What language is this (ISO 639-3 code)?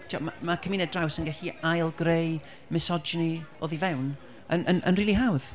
cym